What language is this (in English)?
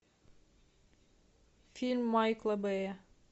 Russian